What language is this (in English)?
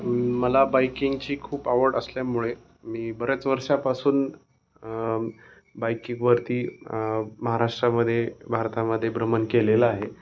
Marathi